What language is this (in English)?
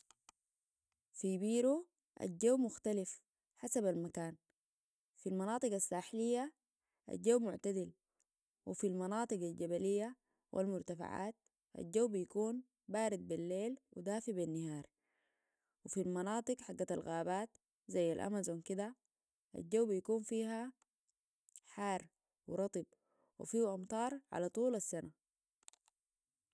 Sudanese Arabic